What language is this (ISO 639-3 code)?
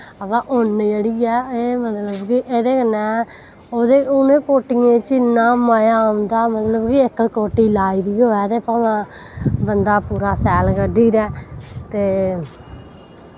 doi